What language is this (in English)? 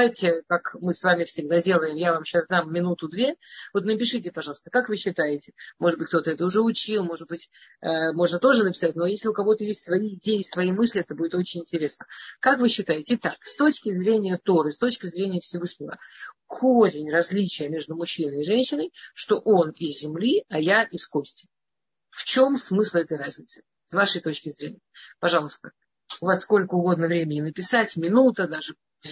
Russian